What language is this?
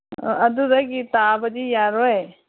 Manipuri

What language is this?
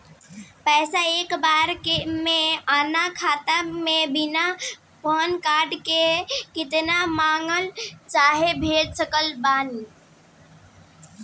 Bhojpuri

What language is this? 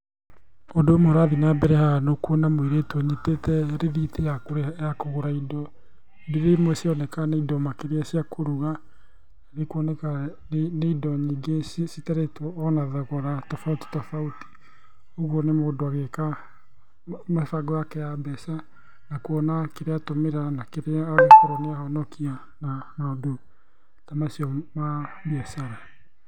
Kikuyu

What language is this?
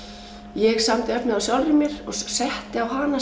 Icelandic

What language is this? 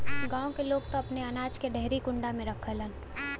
Bhojpuri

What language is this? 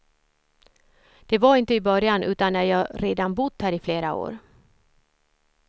Swedish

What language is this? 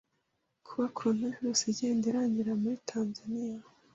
Kinyarwanda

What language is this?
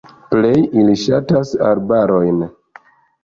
Esperanto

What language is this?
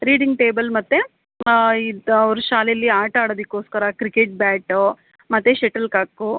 Kannada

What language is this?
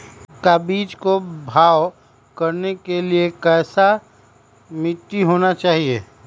Magahi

